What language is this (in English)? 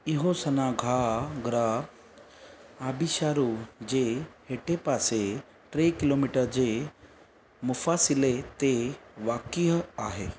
Sindhi